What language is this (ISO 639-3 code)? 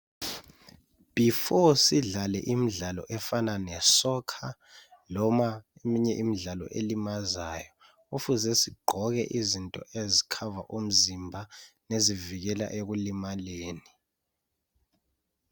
nde